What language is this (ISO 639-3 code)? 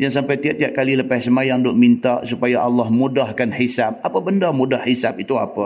msa